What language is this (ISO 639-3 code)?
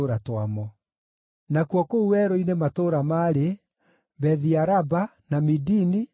kik